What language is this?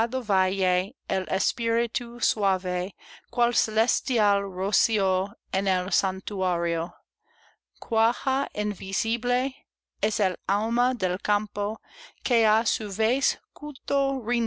Spanish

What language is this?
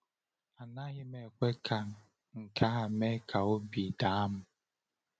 Igbo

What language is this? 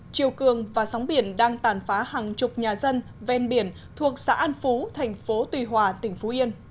Vietnamese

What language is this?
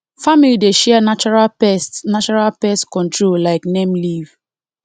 Nigerian Pidgin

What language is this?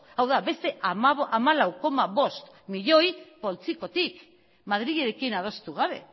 Basque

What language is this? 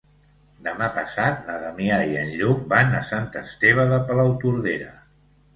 Catalan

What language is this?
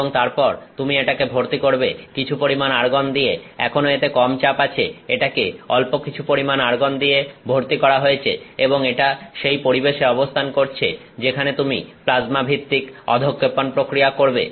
Bangla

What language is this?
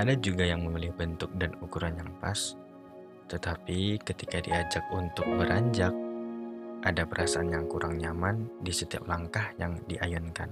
Indonesian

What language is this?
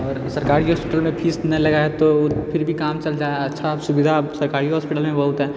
Maithili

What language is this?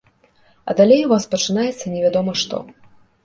Belarusian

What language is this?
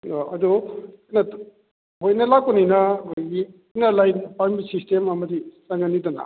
Manipuri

